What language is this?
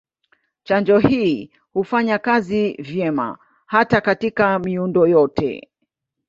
Swahili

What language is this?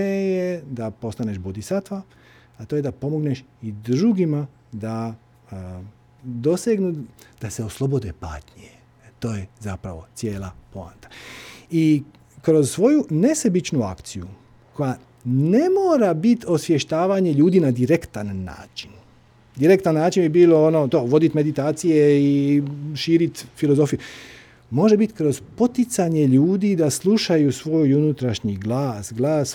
Croatian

